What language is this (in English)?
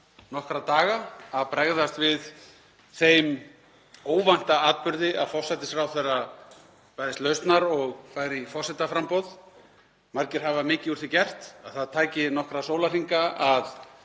Icelandic